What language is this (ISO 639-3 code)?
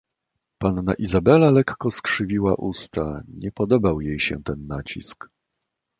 pol